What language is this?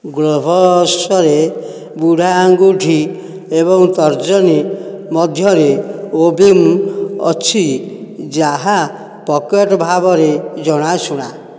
Odia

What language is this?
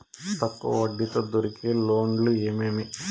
Telugu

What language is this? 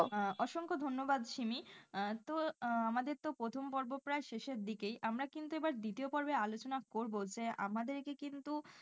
Bangla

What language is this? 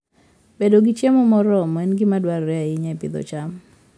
Luo (Kenya and Tanzania)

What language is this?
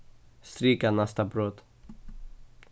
Faroese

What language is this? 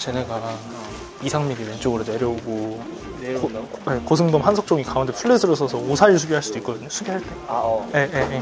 Korean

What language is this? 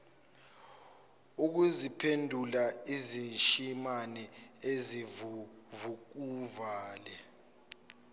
Zulu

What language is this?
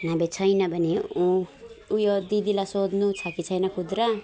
Nepali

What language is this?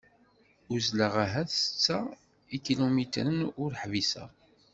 Kabyle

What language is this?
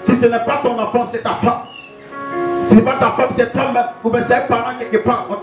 French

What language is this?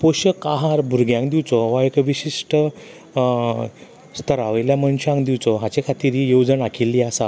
Konkani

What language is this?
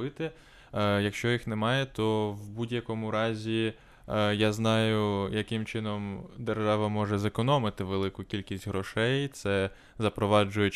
Ukrainian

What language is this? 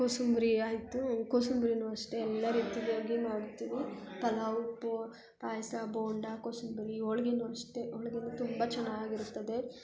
Kannada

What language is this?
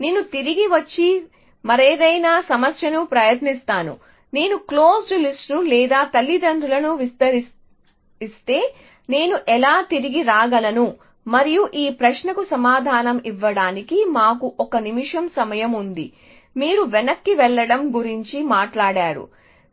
Telugu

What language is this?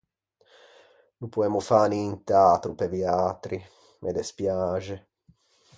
Ligurian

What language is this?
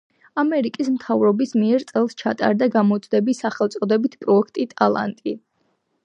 Georgian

